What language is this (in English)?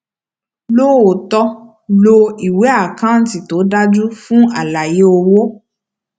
Yoruba